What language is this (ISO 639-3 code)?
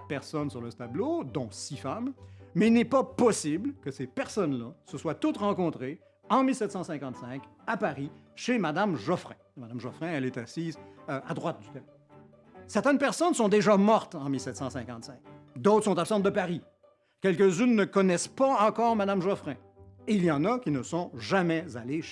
fra